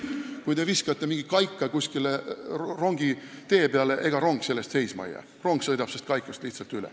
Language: Estonian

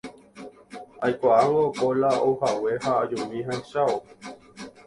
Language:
Guarani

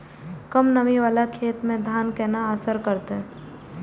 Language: Maithili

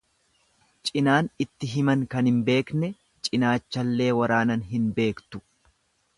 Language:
Oromo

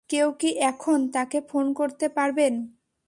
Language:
Bangla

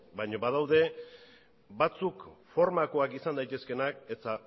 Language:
Basque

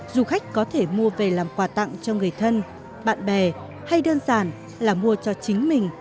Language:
Vietnamese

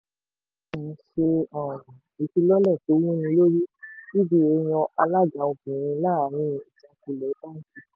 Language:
Yoruba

